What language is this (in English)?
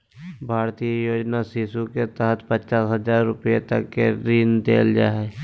Magahi